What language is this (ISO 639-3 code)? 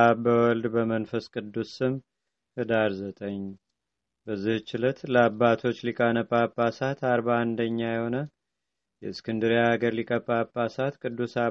amh